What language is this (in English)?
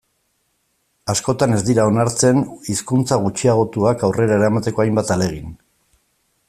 Basque